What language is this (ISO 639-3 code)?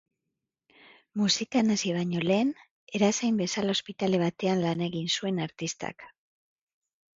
eus